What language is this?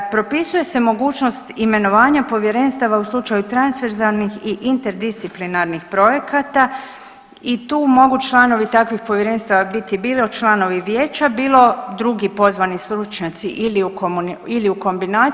Croatian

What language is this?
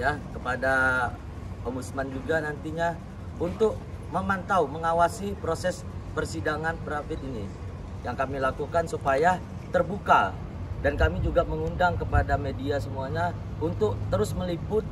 Indonesian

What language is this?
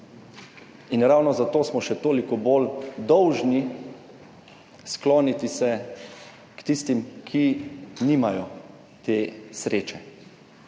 Slovenian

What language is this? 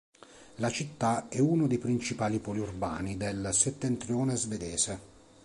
Italian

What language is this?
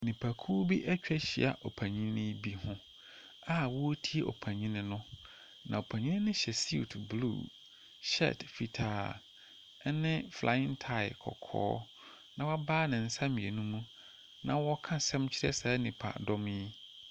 Akan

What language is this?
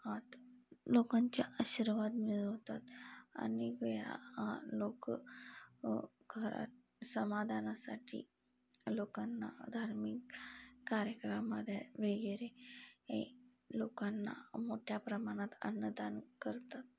Marathi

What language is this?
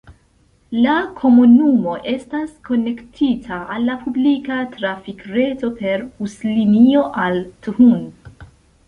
Esperanto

